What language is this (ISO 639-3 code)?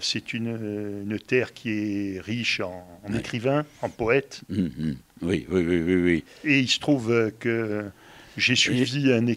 fra